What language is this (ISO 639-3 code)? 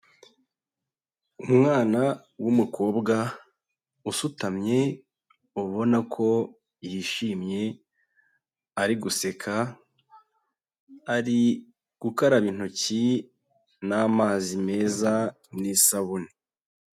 kin